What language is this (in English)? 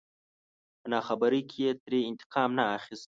Pashto